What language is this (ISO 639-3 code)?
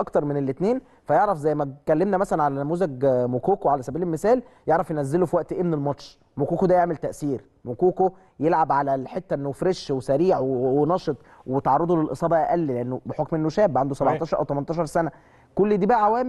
ara